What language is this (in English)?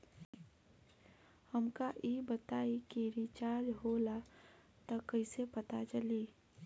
Bhojpuri